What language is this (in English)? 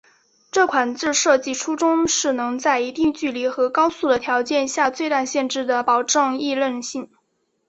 Chinese